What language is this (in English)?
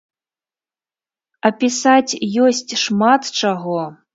Belarusian